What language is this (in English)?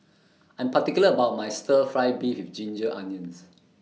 English